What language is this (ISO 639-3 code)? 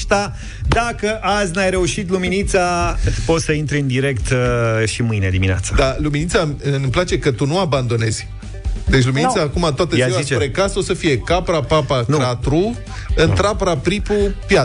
ron